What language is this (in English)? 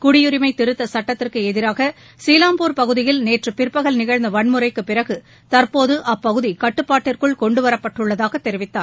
Tamil